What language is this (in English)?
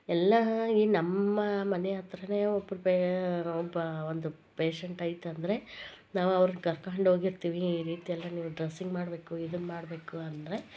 Kannada